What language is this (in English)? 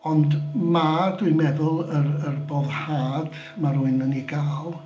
Welsh